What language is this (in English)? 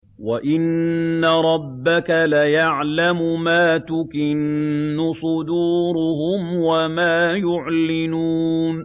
Arabic